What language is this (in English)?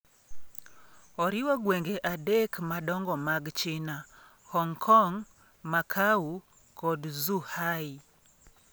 Luo (Kenya and Tanzania)